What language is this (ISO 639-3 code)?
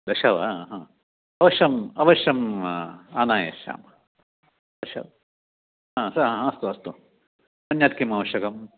san